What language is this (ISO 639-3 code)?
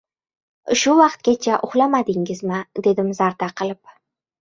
uzb